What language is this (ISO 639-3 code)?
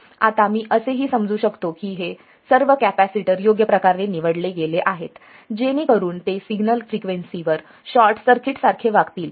mar